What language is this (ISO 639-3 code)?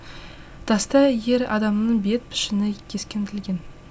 kaz